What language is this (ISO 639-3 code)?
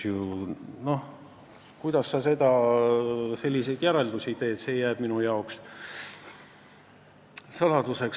est